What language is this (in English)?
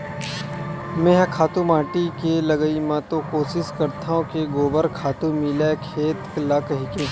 Chhattisgarhi